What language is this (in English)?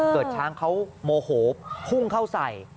Thai